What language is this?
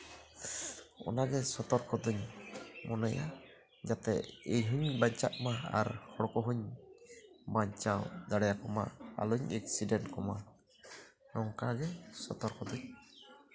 Santali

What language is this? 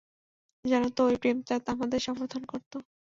Bangla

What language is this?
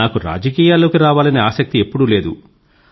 Telugu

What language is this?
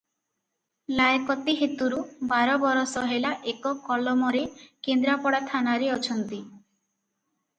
Odia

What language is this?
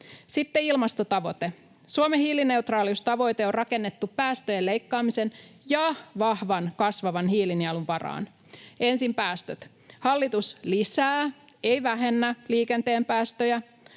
Finnish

